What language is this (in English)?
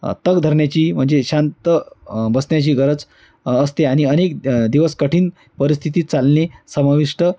Marathi